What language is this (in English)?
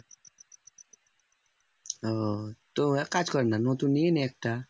Bangla